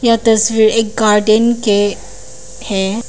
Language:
Hindi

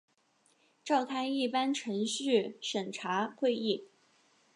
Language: Chinese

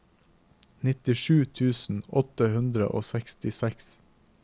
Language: Norwegian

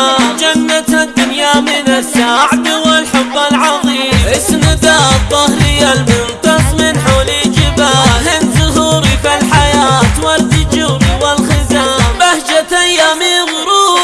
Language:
Arabic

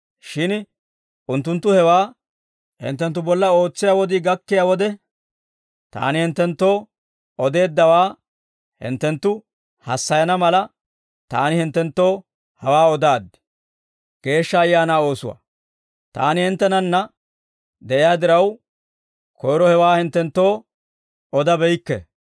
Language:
Dawro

